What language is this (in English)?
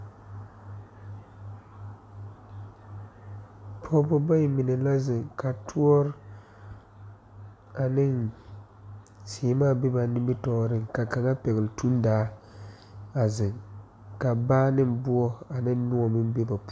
Southern Dagaare